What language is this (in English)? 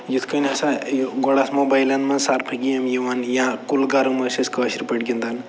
Kashmiri